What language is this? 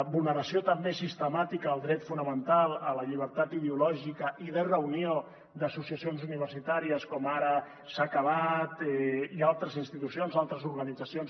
Catalan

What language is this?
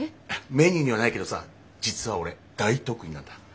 Japanese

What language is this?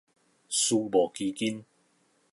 Min Nan Chinese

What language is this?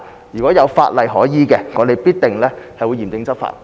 Cantonese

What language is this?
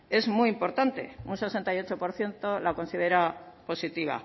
Spanish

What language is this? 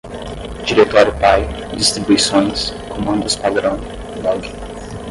Portuguese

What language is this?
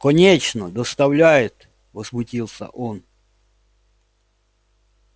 Russian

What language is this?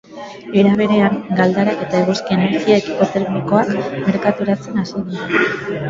Basque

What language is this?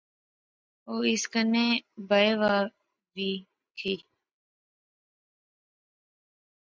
Pahari-Potwari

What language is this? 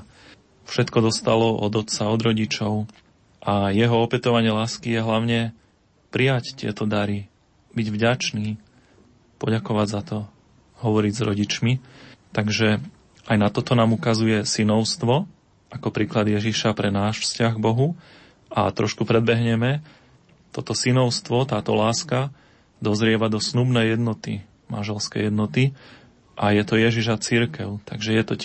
Slovak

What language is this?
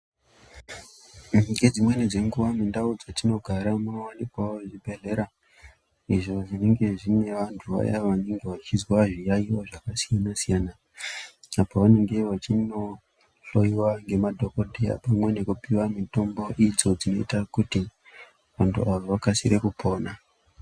Ndau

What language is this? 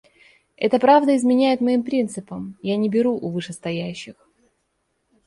Russian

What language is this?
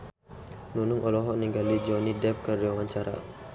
Sundanese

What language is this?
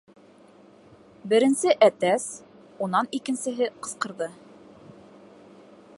Bashkir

